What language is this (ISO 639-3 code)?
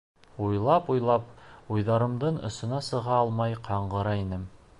bak